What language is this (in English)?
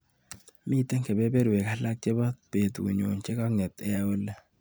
Kalenjin